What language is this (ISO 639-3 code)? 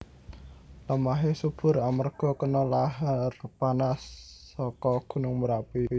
jav